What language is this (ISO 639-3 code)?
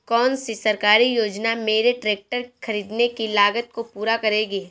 hin